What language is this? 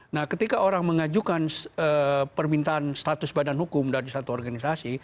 Indonesian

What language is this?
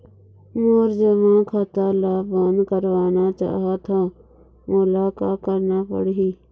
Chhattisgarhi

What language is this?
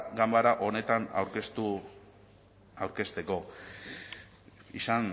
Basque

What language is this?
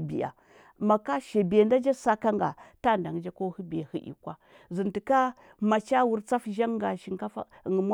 Huba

